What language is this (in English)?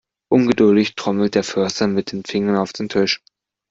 German